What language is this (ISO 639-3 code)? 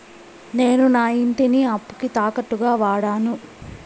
tel